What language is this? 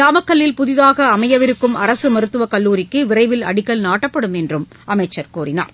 Tamil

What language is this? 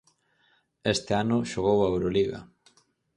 Galician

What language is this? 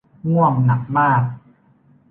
Thai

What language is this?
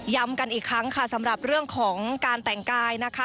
Thai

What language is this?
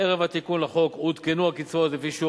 Hebrew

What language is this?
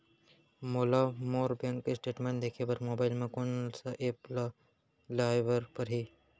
Chhattisgarhi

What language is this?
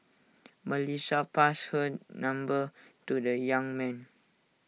English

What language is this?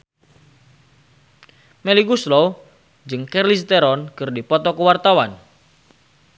Sundanese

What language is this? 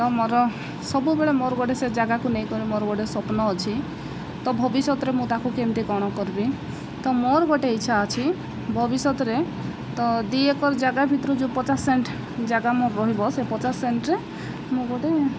Odia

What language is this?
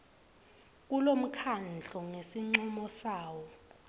Swati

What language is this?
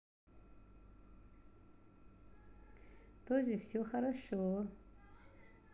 Russian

